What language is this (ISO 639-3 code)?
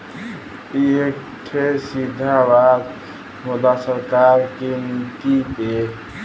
bho